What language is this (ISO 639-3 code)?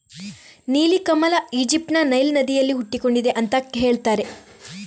kan